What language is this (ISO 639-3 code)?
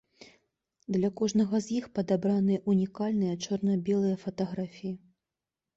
bel